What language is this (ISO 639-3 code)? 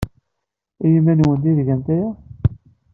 kab